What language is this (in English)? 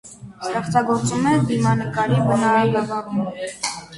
Armenian